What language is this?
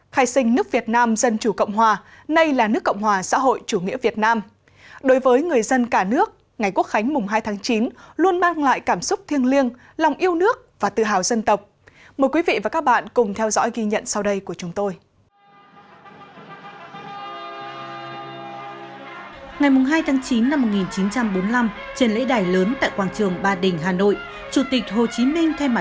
Vietnamese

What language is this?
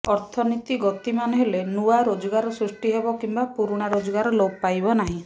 Odia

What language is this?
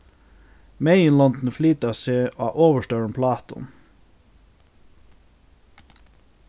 Faroese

